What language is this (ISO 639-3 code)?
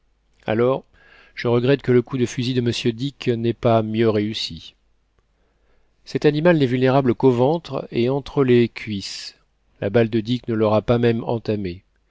fra